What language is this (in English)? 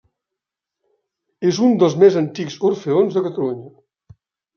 Catalan